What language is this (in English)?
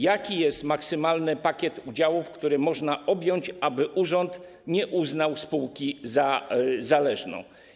Polish